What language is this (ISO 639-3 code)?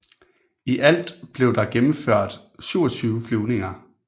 dan